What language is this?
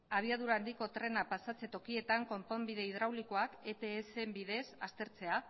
Basque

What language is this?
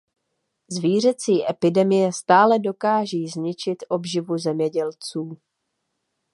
Czech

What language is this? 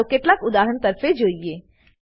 Gujarati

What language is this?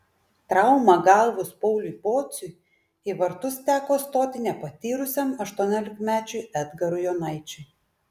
Lithuanian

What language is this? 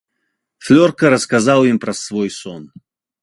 Belarusian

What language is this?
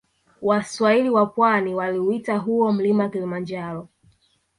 Swahili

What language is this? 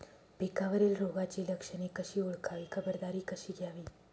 Marathi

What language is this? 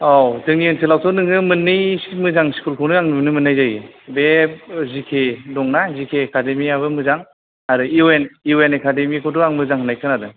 Bodo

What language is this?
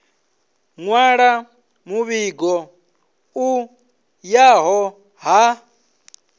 Venda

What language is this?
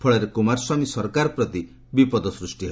Odia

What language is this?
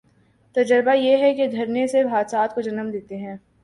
Urdu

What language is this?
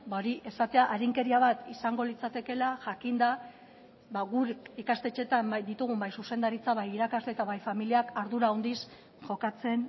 Basque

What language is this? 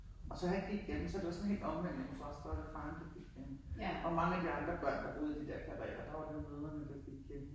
Danish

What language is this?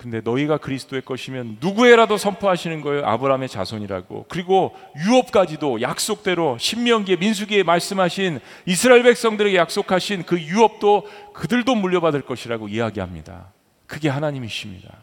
Korean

